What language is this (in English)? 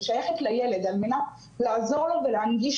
Hebrew